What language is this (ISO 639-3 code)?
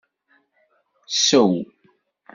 kab